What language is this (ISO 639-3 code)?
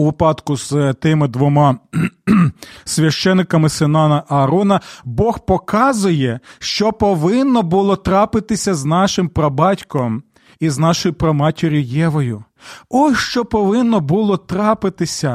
ukr